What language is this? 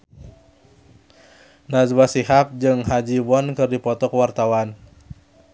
Sundanese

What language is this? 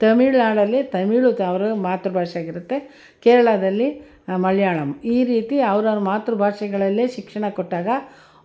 Kannada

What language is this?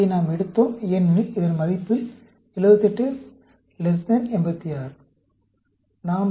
Tamil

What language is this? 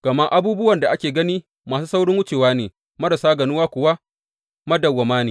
Hausa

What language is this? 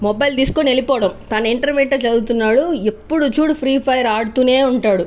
Telugu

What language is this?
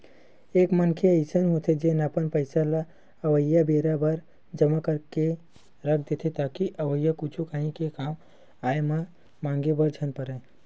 Chhattisgarhi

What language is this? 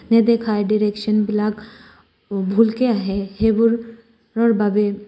Assamese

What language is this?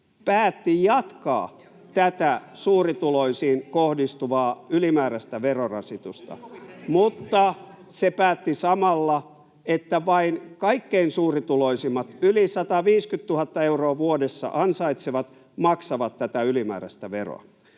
Finnish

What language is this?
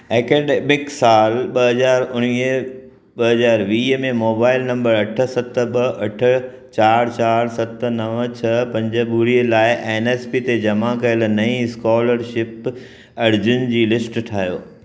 Sindhi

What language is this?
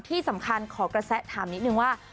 Thai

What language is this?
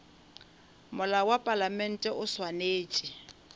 Northern Sotho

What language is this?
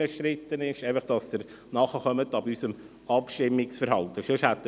Swiss German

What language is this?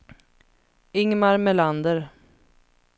Swedish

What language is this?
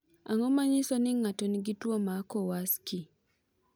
Luo (Kenya and Tanzania)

